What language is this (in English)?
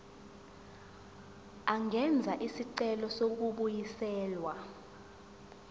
Zulu